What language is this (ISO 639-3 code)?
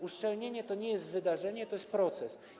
pol